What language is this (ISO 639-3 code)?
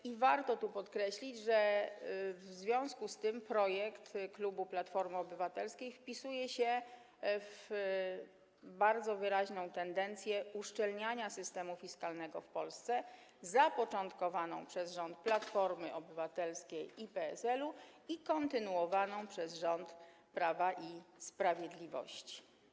pol